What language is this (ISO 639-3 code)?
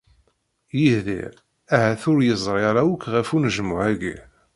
kab